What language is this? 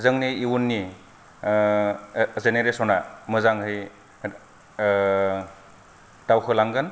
Bodo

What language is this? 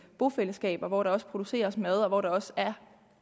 Danish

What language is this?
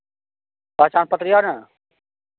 Maithili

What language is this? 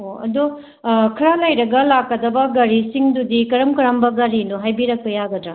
Manipuri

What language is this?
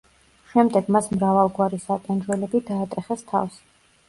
Georgian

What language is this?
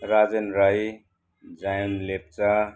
Nepali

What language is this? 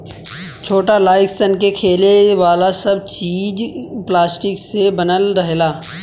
Bhojpuri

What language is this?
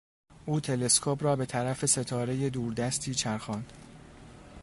Persian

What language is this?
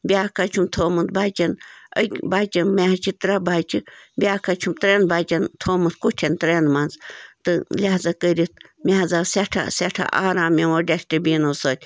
Kashmiri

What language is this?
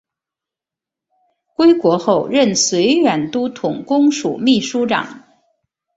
Chinese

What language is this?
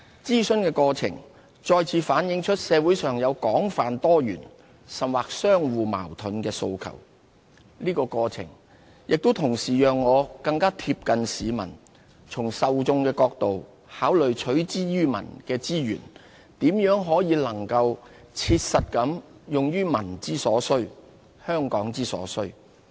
Cantonese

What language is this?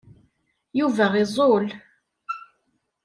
Kabyle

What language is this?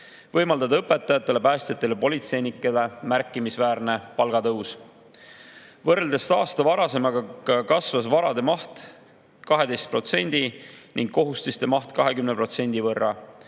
Estonian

